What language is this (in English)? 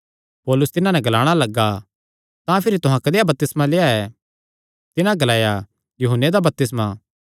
Kangri